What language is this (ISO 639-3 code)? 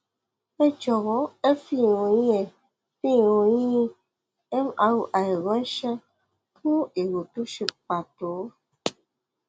yor